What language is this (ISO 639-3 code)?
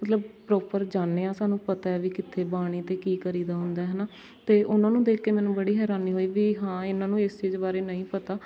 pan